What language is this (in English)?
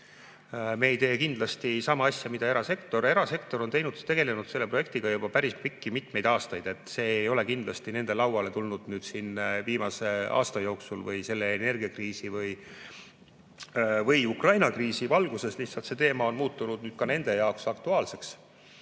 Estonian